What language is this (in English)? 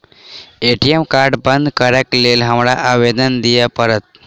Maithili